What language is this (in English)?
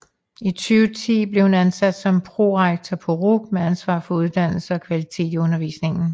Danish